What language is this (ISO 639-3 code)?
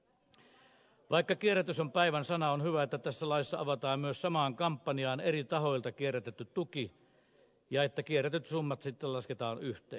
fin